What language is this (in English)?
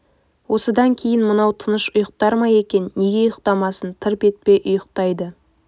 Kazakh